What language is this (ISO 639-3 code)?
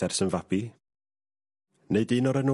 cym